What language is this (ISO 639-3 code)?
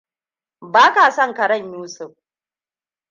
hau